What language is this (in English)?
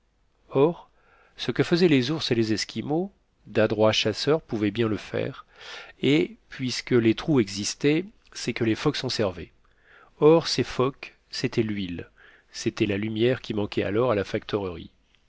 French